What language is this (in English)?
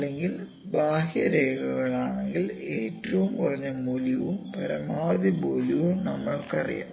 Malayalam